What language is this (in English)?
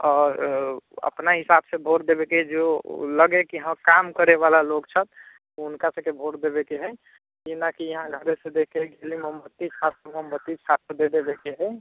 Maithili